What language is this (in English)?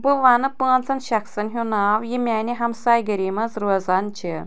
Kashmiri